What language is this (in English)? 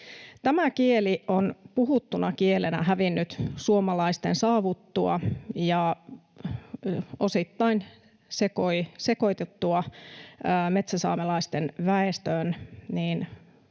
Finnish